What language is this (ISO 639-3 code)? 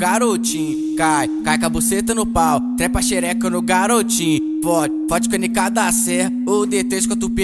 por